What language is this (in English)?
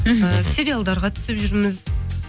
Kazakh